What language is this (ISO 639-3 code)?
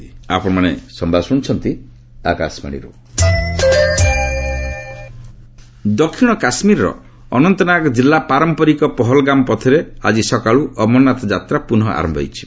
ori